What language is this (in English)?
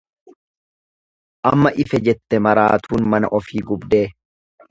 Oromo